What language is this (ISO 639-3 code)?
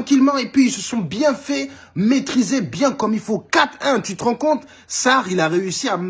fra